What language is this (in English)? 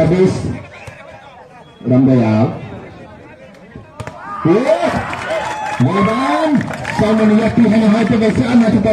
Indonesian